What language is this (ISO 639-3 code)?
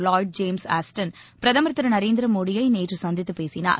tam